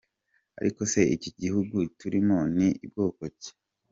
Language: Kinyarwanda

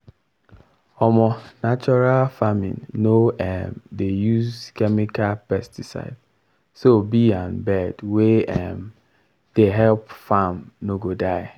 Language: Nigerian Pidgin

